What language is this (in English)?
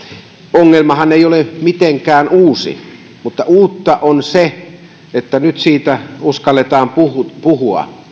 Finnish